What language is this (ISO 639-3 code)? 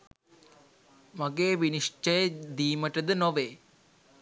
sin